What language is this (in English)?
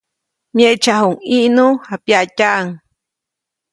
Copainalá Zoque